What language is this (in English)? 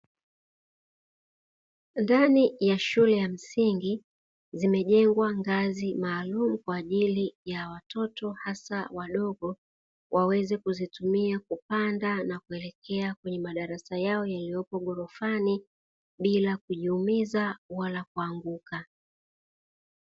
Swahili